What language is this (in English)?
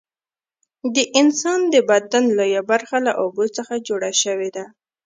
Pashto